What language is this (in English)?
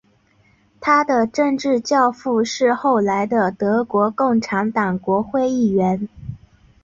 Chinese